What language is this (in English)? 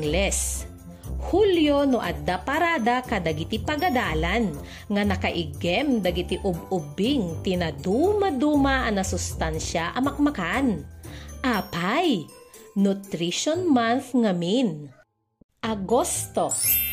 Filipino